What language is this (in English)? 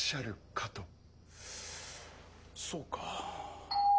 Japanese